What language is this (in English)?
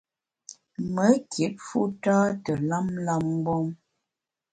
Bamun